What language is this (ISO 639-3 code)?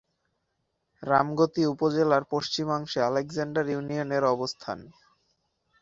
ben